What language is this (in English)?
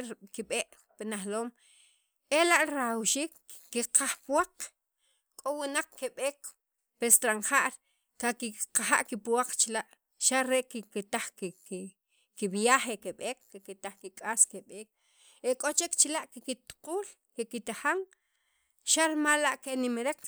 Sacapulteco